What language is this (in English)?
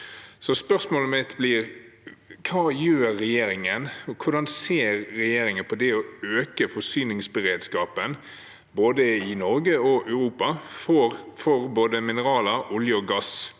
Norwegian